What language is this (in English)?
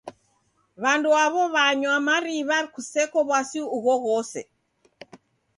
Taita